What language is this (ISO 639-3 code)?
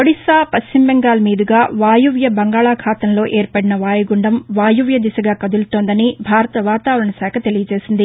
tel